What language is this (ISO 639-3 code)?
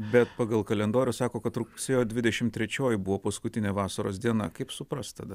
lit